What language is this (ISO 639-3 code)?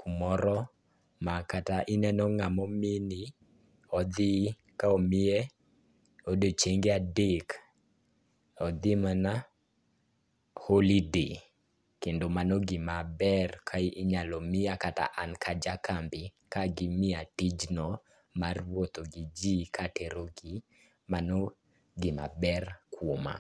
luo